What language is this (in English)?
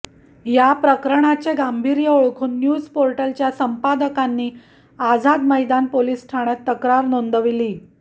Marathi